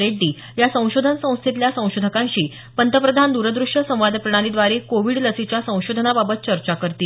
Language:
Marathi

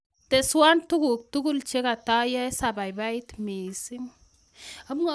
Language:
Kalenjin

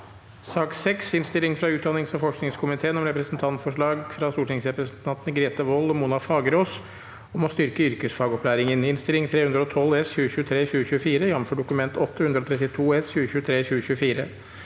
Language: Norwegian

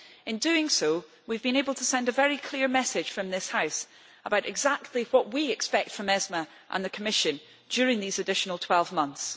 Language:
English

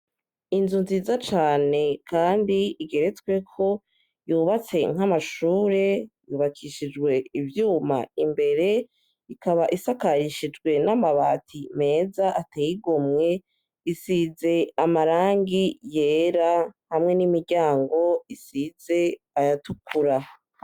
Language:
Rundi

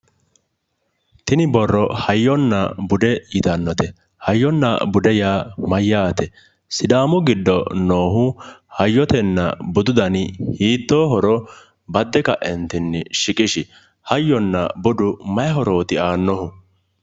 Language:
Sidamo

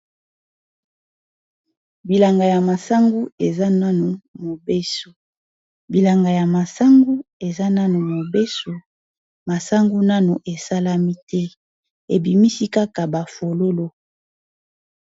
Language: Lingala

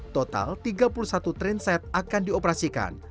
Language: Indonesian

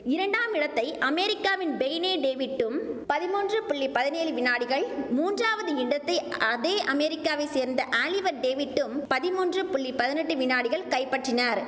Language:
Tamil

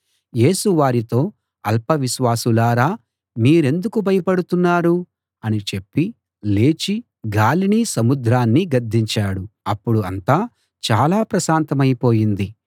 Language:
Telugu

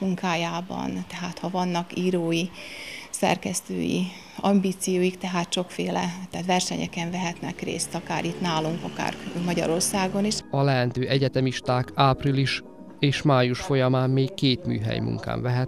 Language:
Hungarian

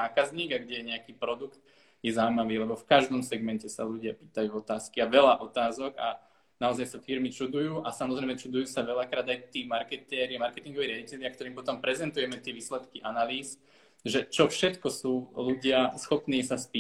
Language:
Slovak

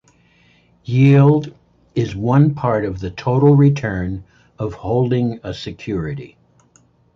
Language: English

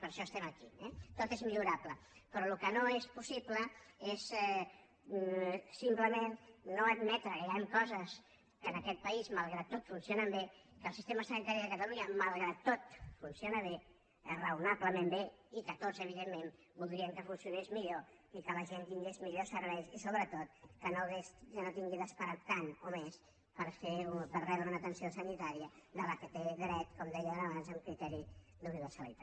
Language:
Catalan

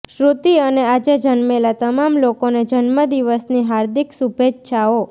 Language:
Gujarati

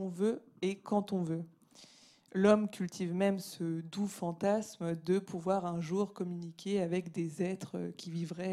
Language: French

